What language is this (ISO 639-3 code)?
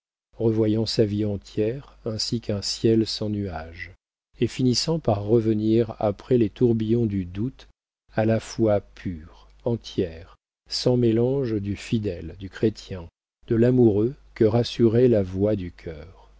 fra